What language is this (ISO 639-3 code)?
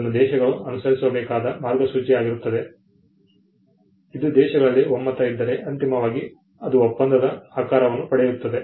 kan